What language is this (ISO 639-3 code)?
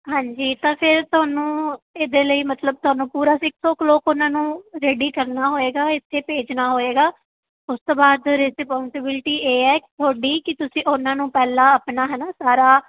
pan